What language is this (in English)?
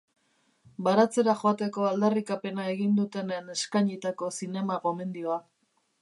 Basque